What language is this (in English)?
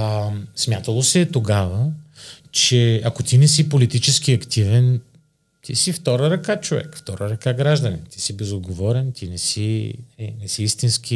Bulgarian